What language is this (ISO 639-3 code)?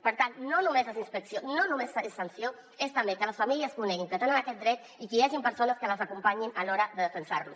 cat